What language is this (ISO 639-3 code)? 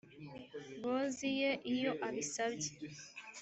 kin